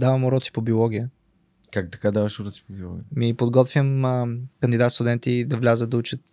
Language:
Bulgarian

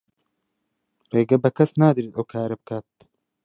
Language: Central Kurdish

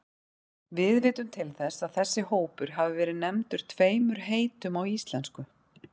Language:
Icelandic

